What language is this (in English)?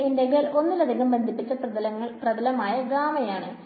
Malayalam